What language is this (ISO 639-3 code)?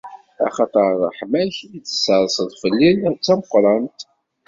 kab